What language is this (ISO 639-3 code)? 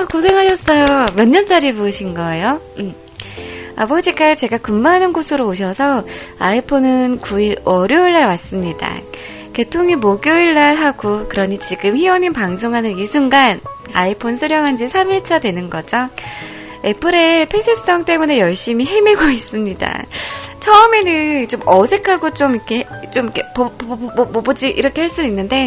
kor